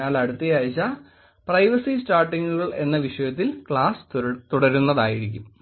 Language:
Malayalam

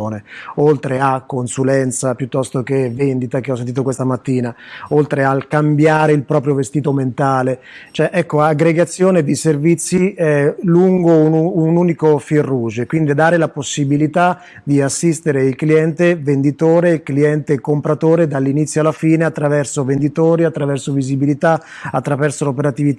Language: Italian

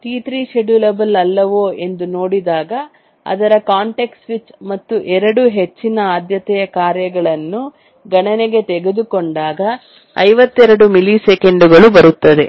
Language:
Kannada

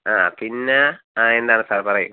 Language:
Malayalam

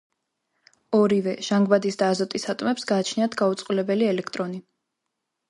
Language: Georgian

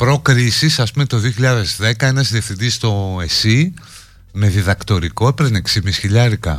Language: Greek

